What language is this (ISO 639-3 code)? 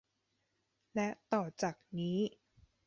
tha